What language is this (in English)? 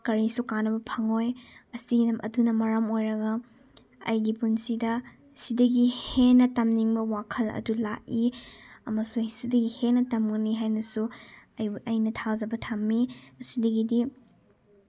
Manipuri